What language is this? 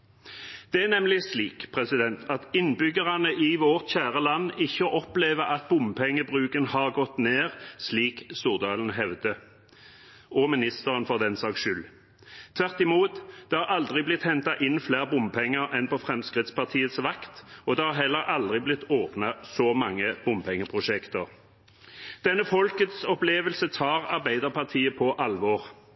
Norwegian Bokmål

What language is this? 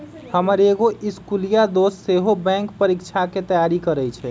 Magahi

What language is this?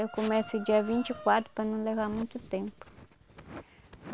Portuguese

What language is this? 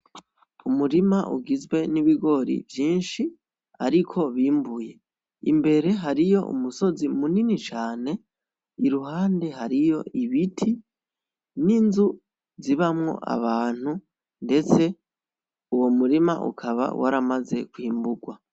Rundi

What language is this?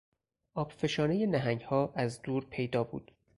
Persian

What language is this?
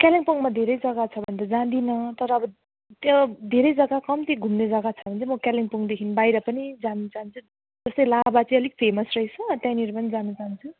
Nepali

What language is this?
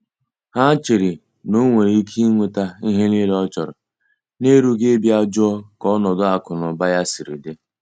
Igbo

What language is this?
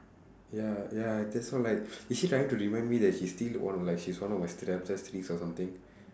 English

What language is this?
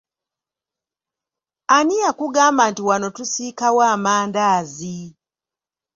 Ganda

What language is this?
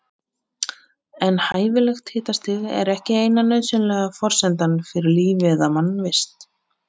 Icelandic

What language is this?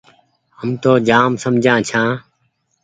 Goaria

